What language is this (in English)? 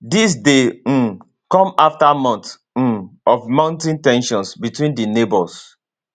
Nigerian Pidgin